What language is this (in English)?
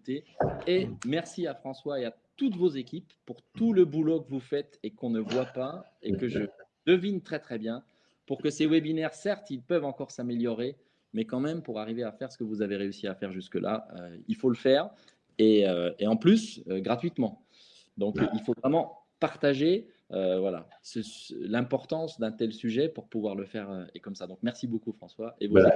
French